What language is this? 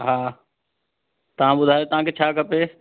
Sindhi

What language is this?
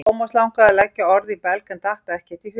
Icelandic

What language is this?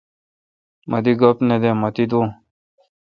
Kalkoti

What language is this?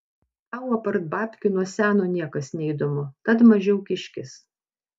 Lithuanian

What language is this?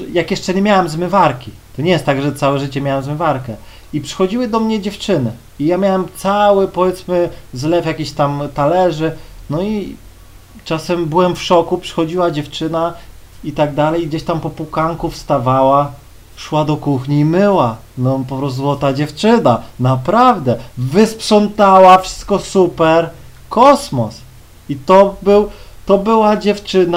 Polish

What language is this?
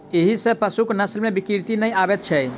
Maithili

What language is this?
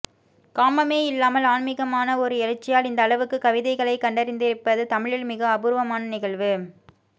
Tamil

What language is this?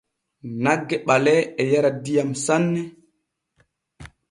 Borgu Fulfulde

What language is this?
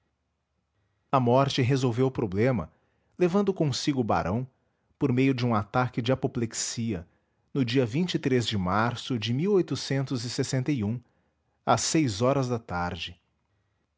Portuguese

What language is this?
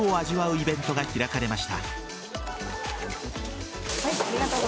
Japanese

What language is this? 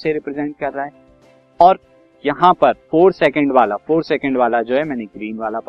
Hindi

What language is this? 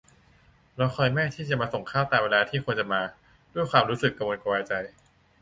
Thai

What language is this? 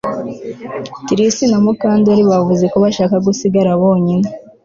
Kinyarwanda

